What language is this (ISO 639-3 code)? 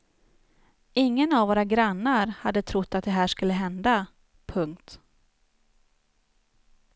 swe